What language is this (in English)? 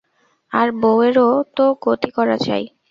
Bangla